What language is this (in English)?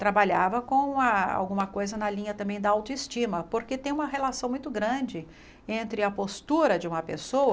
Portuguese